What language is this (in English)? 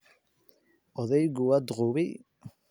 Somali